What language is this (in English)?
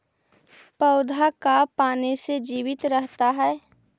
Magahi